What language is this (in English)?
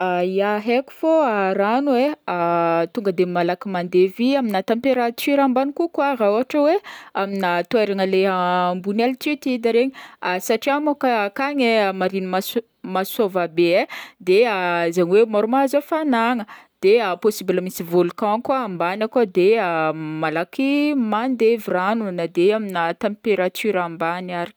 Northern Betsimisaraka Malagasy